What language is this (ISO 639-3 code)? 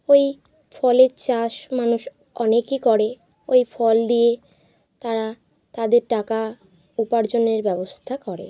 ben